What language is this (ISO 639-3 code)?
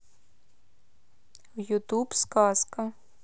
rus